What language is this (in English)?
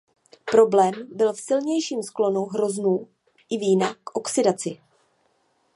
Czech